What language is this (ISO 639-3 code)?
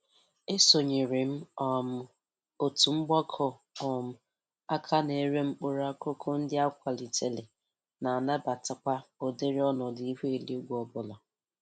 ibo